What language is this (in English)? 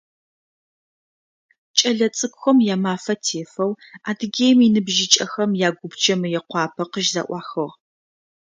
Adyghe